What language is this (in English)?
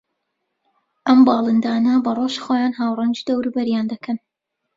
Central Kurdish